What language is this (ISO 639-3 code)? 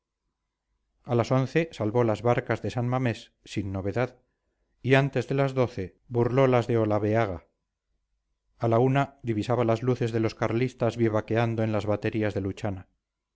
spa